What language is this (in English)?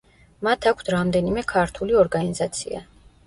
Georgian